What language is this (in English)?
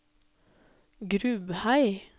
Norwegian